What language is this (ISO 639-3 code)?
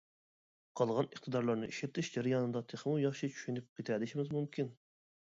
uig